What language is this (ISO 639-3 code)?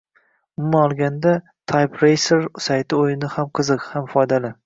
uzb